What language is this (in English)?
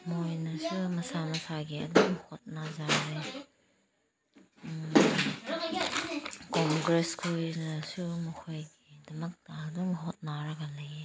Manipuri